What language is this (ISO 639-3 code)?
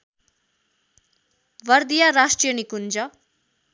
nep